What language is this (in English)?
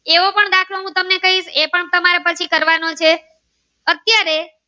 Gujarati